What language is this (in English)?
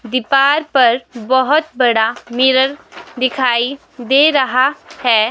Hindi